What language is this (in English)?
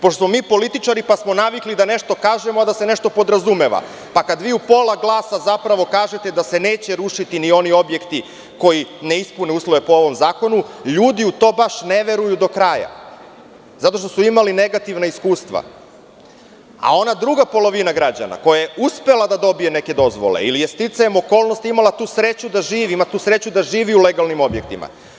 Serbian